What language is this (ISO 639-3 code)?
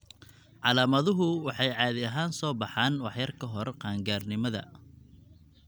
som